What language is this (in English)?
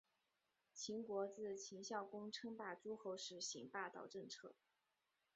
Chinese